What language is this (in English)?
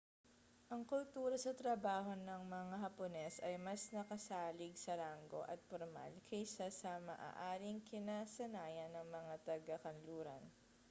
Filipino